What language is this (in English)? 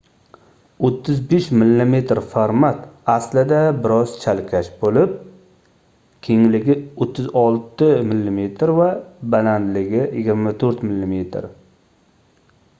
Uzbek